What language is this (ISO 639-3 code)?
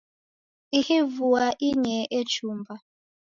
dav